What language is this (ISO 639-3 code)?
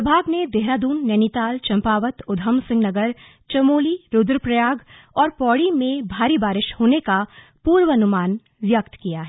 hin